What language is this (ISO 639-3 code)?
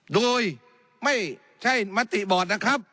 tha